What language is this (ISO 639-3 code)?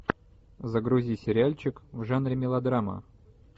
rus